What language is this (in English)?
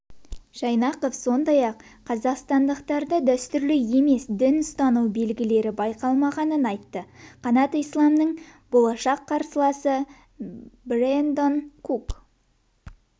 Kazakh